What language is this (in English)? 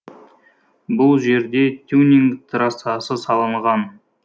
Kazakh